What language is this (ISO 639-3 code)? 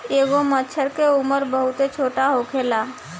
bho